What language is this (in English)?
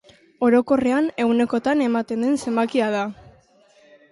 Basque